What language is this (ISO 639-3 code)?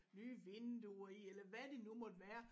dan